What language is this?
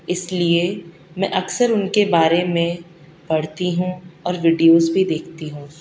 Urdu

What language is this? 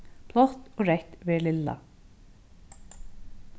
Faroese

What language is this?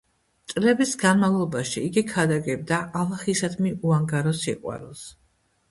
Georgian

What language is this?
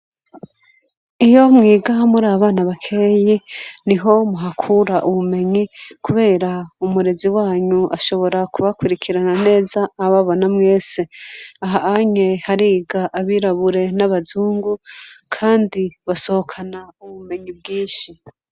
Rundi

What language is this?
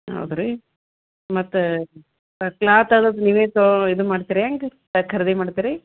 Kannada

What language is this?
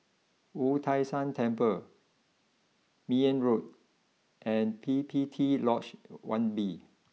English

